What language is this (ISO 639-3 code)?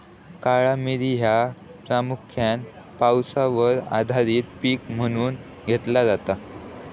mar